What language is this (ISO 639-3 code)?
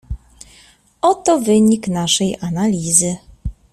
pol